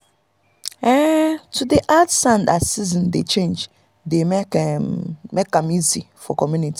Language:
Nigerian Pidgin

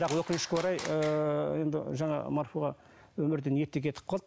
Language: Kazakh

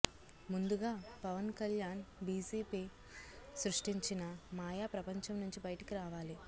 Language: Telugu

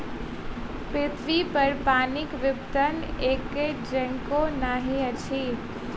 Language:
Maithili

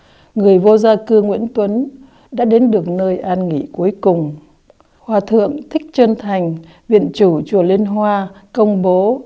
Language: Vietnamese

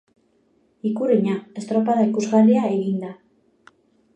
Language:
Basque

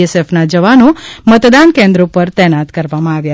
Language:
Gujarati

